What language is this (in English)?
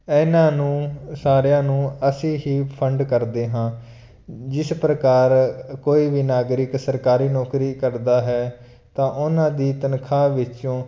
Punjabi